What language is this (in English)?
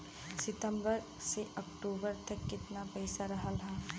Bhojpuri